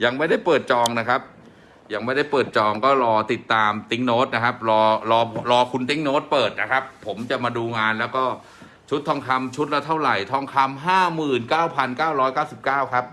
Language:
Thai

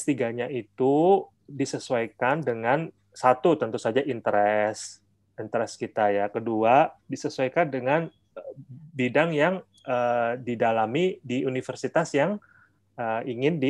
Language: Indonesian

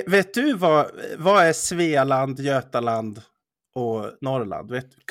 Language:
Swedish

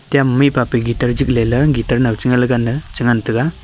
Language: Wancho Naga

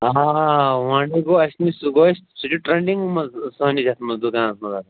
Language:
Kashmiri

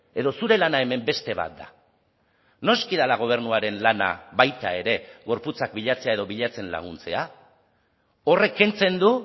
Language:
Basque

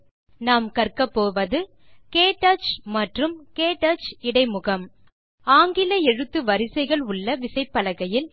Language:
Tamil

